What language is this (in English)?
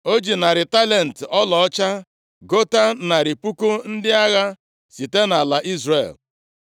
Igbo